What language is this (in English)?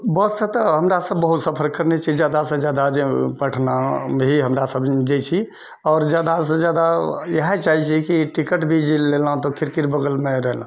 Maithili